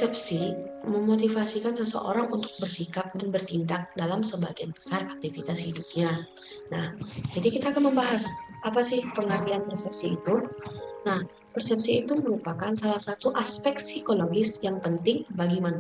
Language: Indonesian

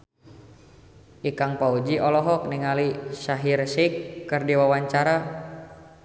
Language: Sundanese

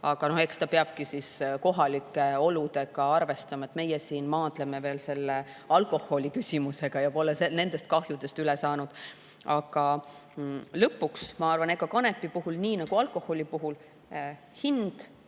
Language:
Estonian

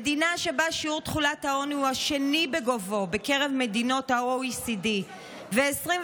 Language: Hebrew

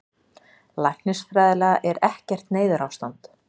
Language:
Icelandic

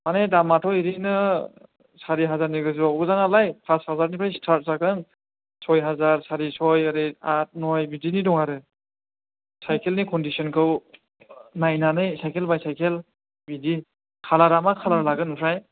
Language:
Bodo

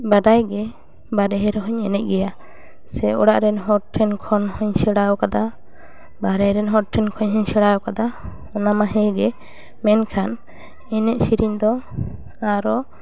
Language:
Santali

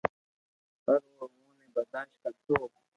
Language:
Loarki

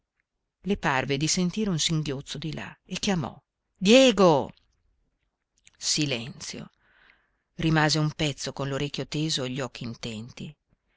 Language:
Italian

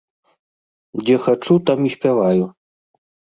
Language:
Belarusian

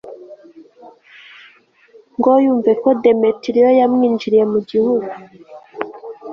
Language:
Kinyarwanda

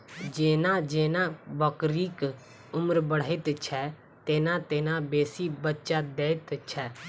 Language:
Maithili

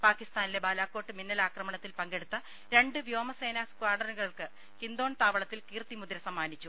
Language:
Malayalam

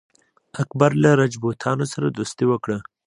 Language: Pashto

